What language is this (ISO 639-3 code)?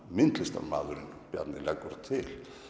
isl